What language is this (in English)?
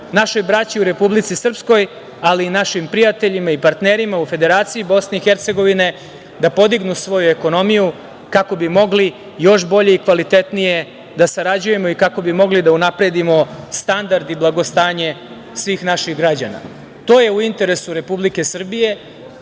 Serbian